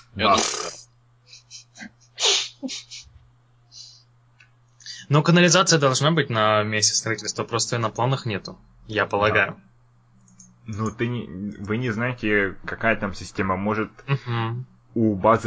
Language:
Russian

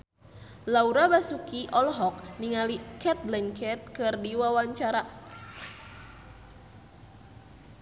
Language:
Sundanese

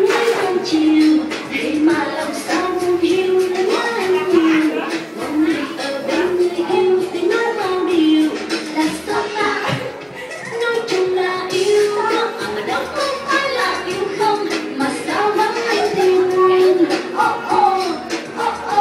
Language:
Ukrainian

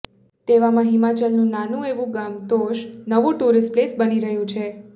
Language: Gujarati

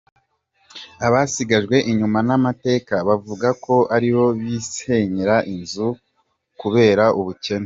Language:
Kinyarwanda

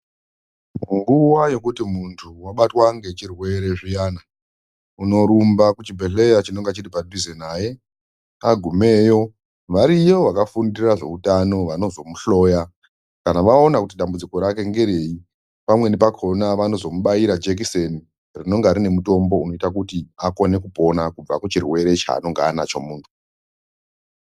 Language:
Ndau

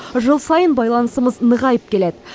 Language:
Kazakh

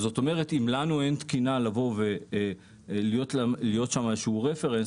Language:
Hebrew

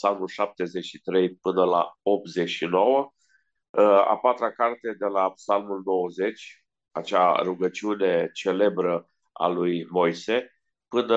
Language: Romanian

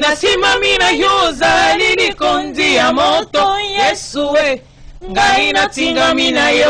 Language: French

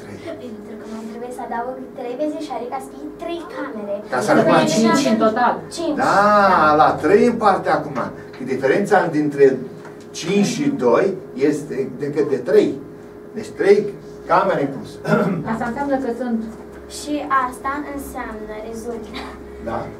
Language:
Romanian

